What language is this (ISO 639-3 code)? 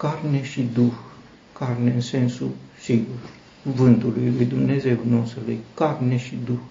ron